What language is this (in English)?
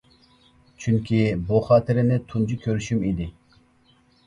Uyghur